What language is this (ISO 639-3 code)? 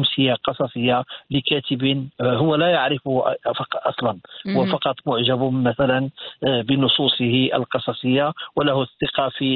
ara